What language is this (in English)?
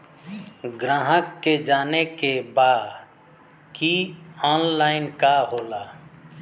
Bhojpuri